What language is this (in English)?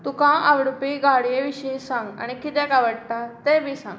Konkani